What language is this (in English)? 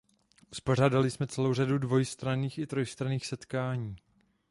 Czech